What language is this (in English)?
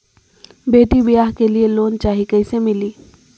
Magahi